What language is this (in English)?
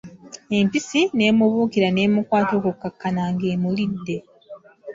Ganda